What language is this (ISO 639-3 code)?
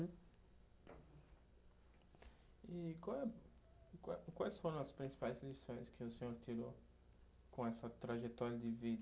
por